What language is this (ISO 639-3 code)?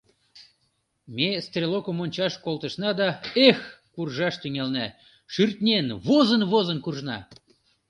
chm